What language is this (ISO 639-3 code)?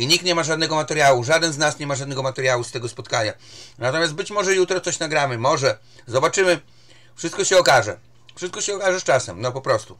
pol